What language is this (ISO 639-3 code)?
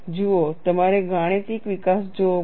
guj